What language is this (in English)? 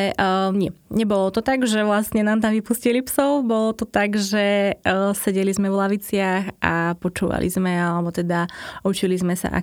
Slovak